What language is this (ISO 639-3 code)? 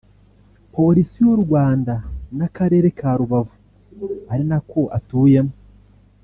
kin